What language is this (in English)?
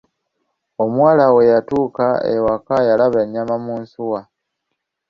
Ganda